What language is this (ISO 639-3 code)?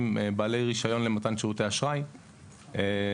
heb